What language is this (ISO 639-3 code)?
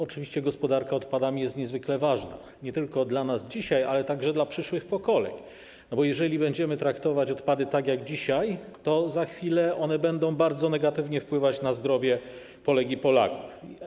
pol